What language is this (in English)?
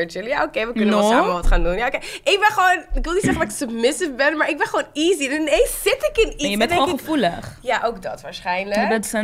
Dutch